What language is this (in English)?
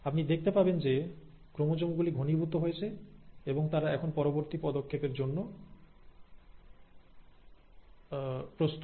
Bangla